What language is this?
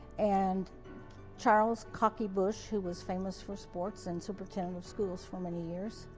English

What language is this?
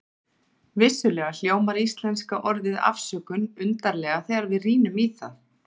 Icelandic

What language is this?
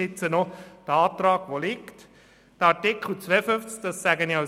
Swiss German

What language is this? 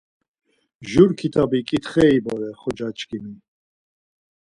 Laz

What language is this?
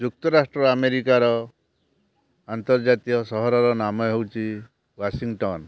Odia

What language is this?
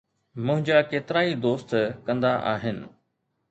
Sindhi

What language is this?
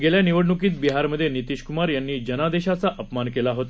Marathi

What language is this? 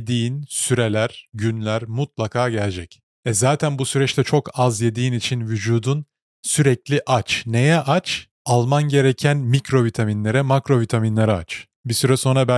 Turkish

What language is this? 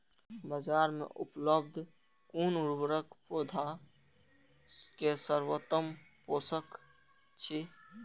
Maithili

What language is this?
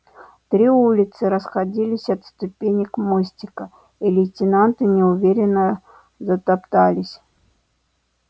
Russian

